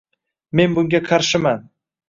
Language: Uzbek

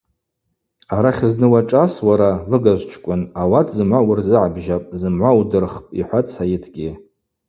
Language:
Abaza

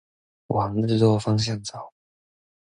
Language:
Chinese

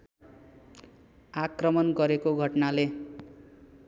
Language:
Nepali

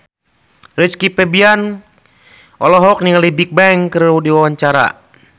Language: Sundanese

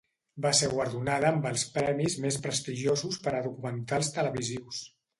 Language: Catalan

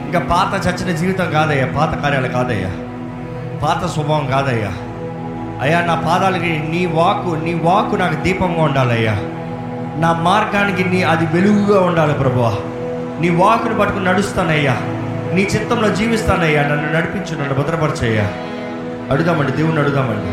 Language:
Telugu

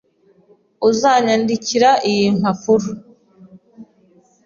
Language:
Kinyarwanda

